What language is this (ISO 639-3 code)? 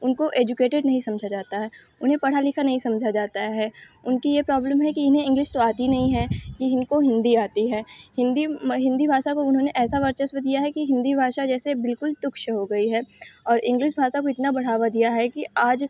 hin